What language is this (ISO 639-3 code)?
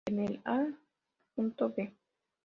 spa